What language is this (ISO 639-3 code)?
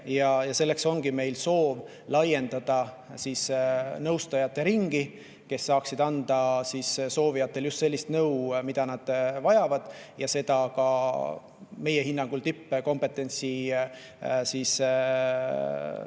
est